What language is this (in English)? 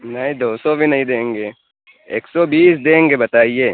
Urdu